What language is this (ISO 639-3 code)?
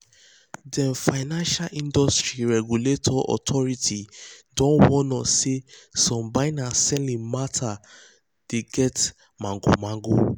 pcm